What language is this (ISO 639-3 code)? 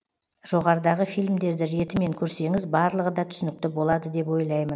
kaz